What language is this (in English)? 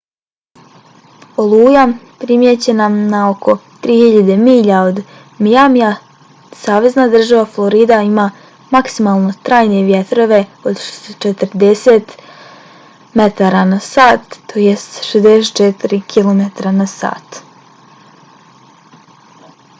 Bosnian